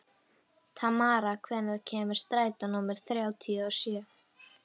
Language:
Icelandic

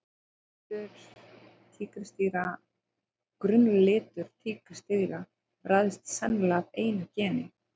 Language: Icelandic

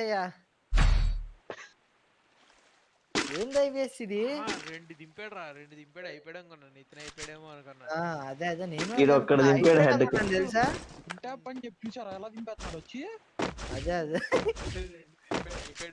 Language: Telugu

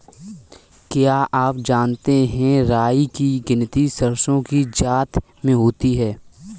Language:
Hindi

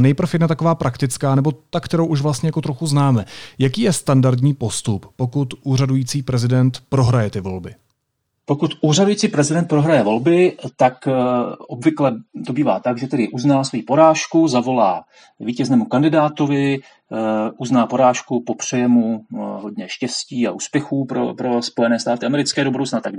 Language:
Czech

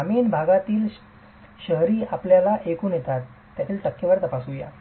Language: Marathi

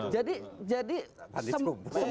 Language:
Indonesian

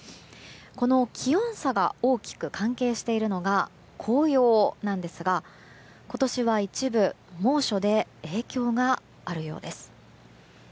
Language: Japanese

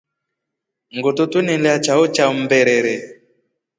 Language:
Rombo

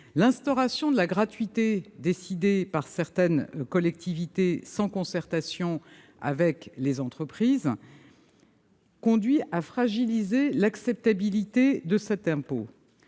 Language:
French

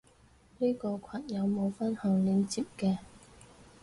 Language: Cantonese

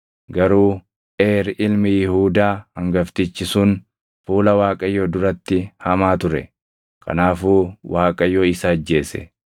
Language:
Oromo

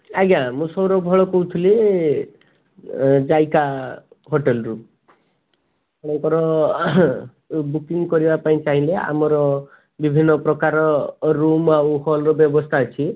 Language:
Odia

